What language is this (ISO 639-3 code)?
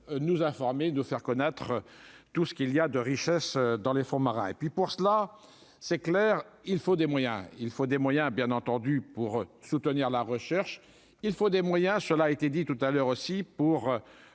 fra